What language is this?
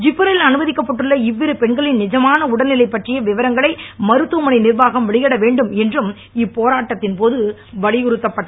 Tamil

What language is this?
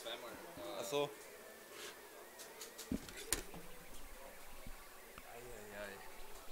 German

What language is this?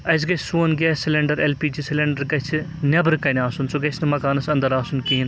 Kashmiri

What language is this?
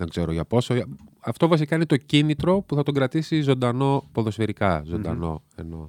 Greek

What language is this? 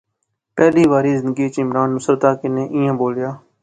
Pahari-Potwari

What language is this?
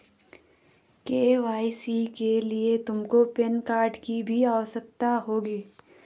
Hindi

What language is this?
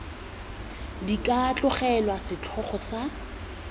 Tswana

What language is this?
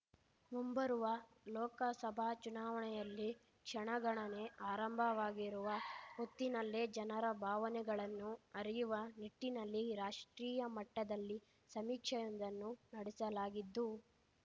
Kannada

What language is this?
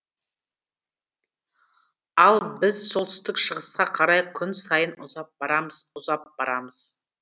Kazakh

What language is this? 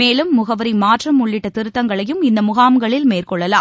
Tamil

